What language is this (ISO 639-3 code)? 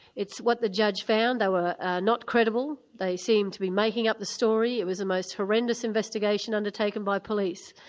eng